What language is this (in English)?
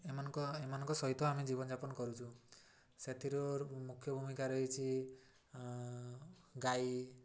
Odia